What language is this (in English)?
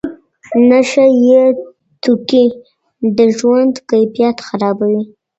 Pashto